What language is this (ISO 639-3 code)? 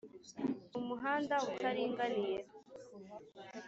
kin